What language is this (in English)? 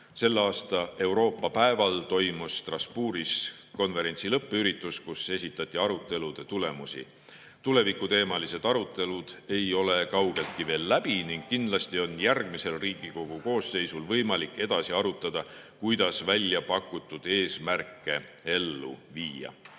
Estonian